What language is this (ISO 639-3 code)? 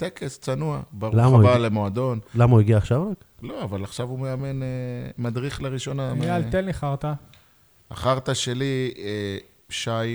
heb